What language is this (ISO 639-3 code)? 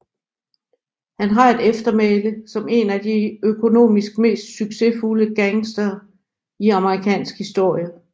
dan